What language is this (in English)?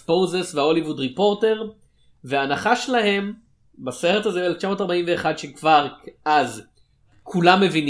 Hebrew